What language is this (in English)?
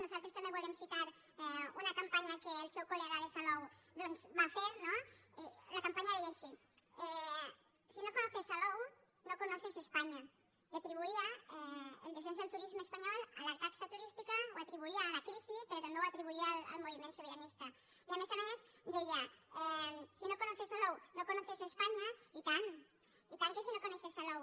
Catalan